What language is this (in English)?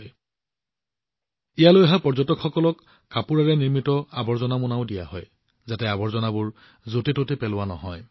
Assamese